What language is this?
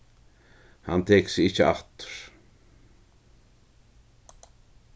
Faroese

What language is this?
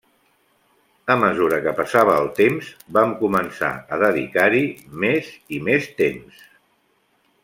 Catalan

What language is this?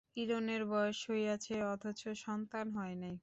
Bangla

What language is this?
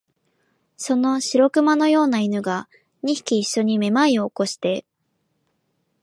Japanese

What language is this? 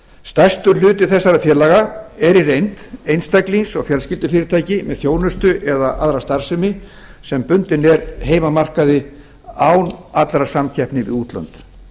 Icelandic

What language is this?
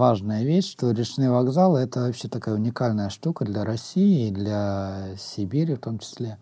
Russian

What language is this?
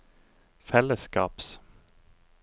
Norwegian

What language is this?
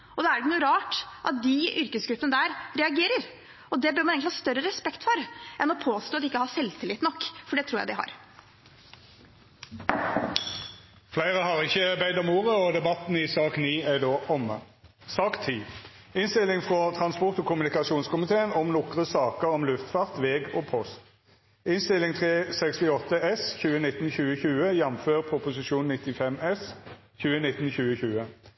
Norwegian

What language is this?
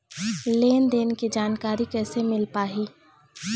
Chhattisgarhi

